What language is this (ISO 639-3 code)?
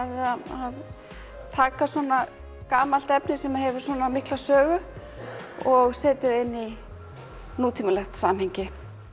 isl